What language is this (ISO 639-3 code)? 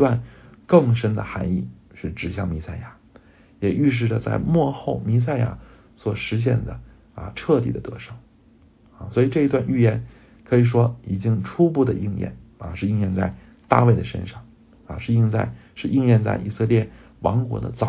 zho